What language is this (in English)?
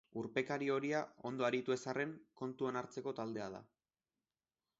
Basque